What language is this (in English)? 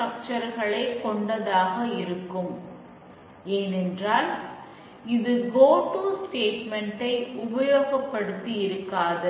Tamil